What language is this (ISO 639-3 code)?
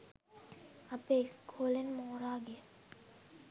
sin